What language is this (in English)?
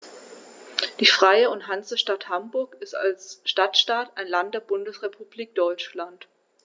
German